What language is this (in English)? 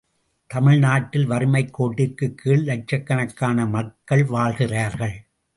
Tamil